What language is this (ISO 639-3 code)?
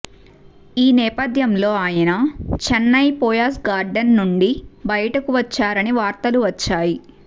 tel